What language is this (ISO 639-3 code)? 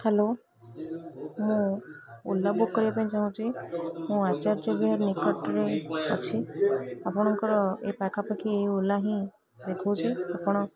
ori